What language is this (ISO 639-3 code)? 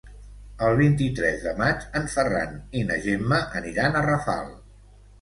cat